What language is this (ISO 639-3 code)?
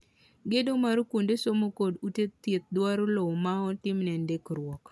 luo